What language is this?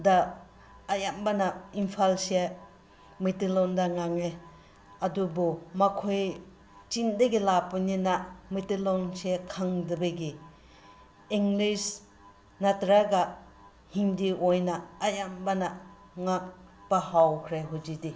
Manipuri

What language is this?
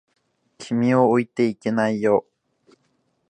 Japanese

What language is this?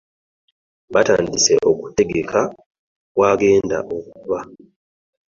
Ganda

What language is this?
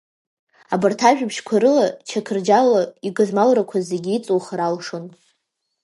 Abkhazian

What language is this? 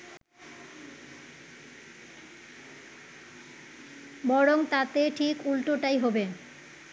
Bangla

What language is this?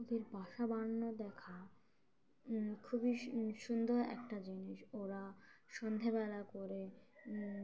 Bangla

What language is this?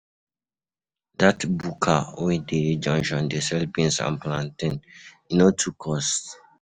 Nigerian Pidgin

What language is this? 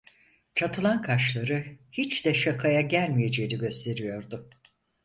Turkish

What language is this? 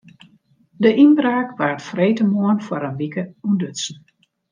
Western Frisian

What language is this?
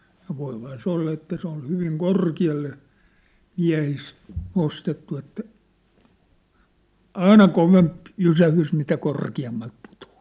Finnish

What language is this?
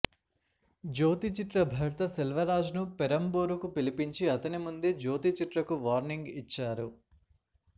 Telugu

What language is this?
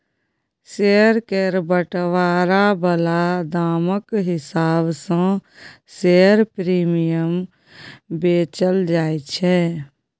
Maithili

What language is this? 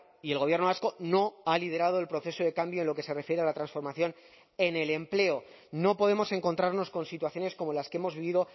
Spanish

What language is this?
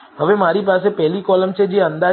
Gujarati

